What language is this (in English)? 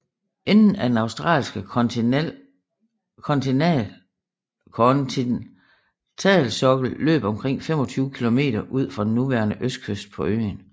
Danish